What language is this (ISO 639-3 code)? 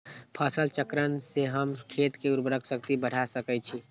mag